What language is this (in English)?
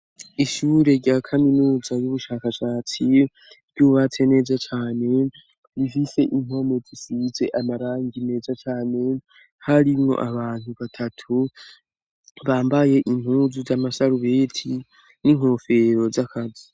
Rundi